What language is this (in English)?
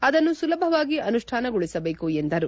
Kannada